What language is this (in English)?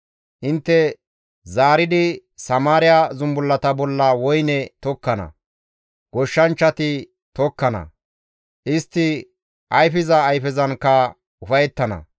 Gamo